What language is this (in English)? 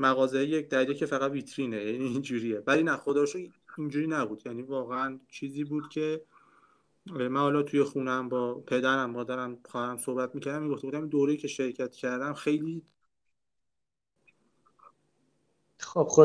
Persian